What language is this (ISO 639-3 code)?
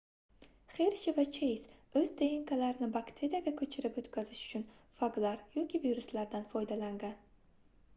uzb